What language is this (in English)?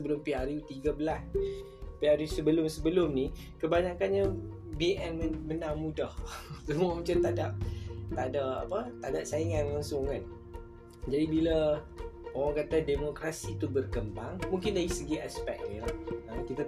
Malay